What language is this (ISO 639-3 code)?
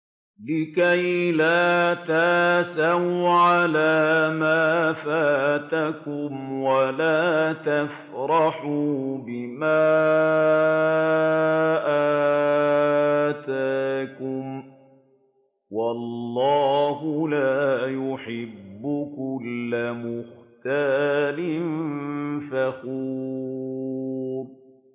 ara